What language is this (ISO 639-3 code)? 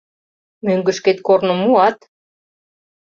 chm